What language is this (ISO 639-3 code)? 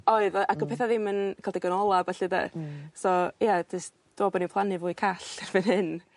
cym